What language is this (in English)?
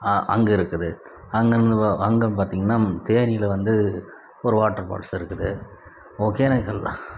Tamil